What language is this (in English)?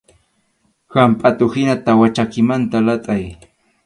Arequipa-La Unión Quechua